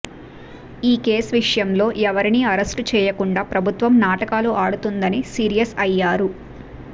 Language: Telugu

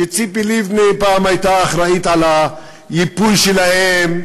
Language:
Hebrew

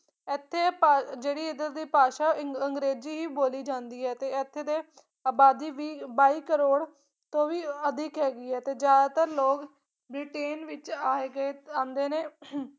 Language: Punjabi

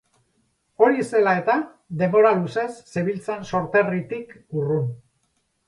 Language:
Basque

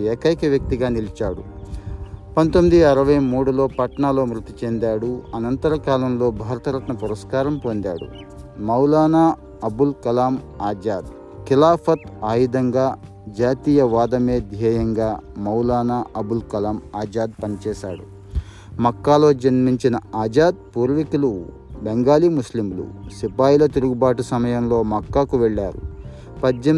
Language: Telugu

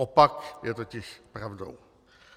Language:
Czech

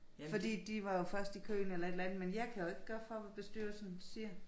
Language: Danish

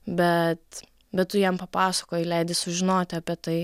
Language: Lithuanian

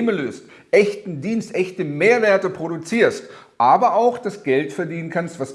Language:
German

